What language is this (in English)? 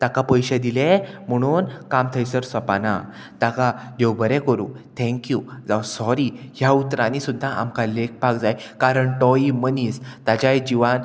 Konkani